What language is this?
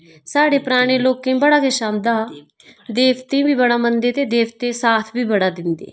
Dogri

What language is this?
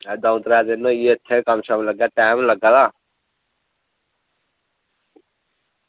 Dogri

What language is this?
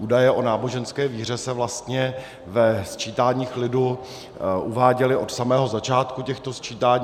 Czech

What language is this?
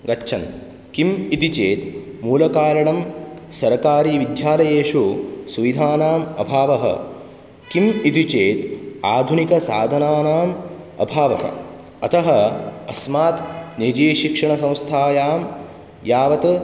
Sanskrit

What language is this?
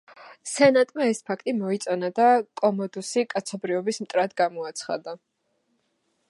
Georgian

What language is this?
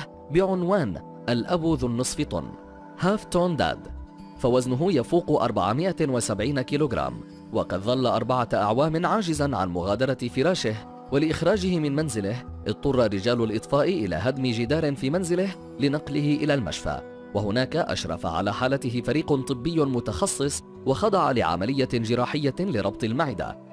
Arabic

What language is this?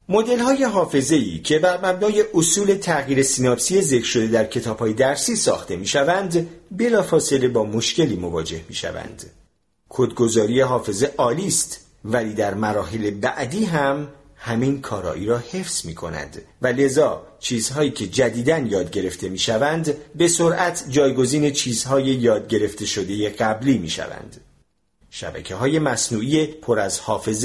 Persian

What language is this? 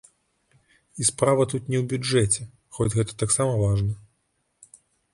Belarusian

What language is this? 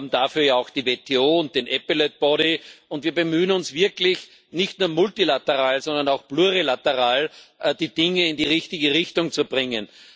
German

